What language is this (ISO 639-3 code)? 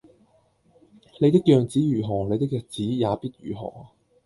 yue